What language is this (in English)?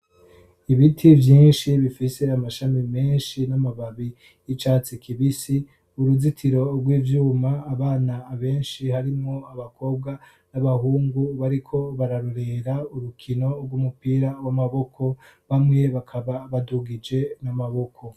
Rundi